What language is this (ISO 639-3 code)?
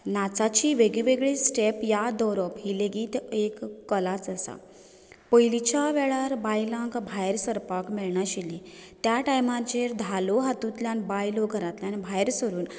kok